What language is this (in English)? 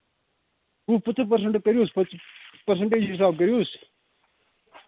Kashmiri